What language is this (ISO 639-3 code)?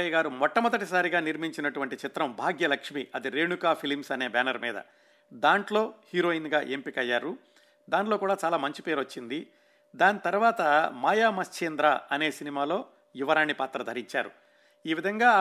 tel